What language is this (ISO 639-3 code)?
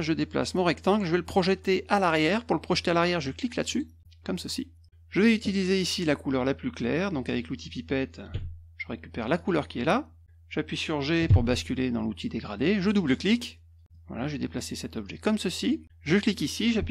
fra